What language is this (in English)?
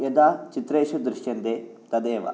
Sanskrit